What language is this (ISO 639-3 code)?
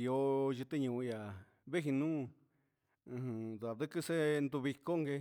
mxs